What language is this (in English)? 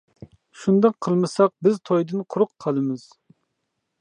Uyghur